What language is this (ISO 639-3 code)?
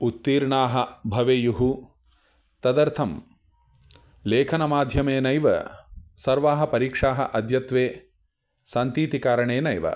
san